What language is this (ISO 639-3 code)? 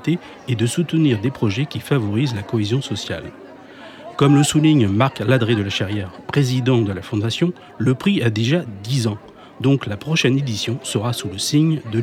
fra